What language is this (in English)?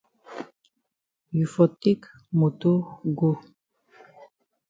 Cameroon Pidgin